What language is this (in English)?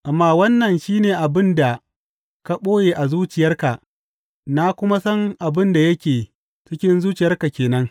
Hausa